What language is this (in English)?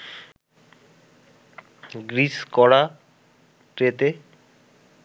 Bangla